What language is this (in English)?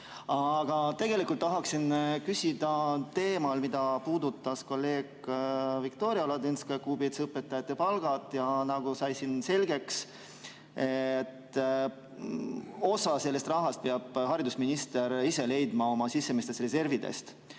Estonian